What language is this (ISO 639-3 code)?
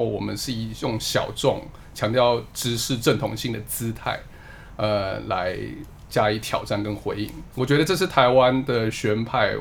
zho